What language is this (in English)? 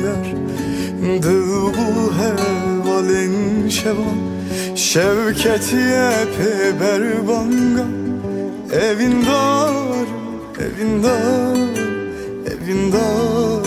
Turkish